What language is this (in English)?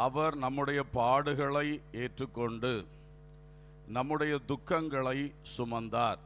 Romanian